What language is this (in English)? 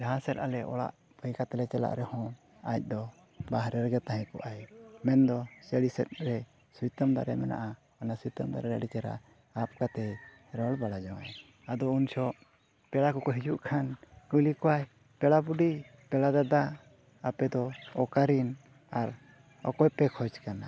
Santali